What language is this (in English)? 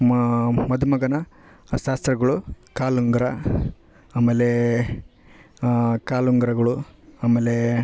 Kannada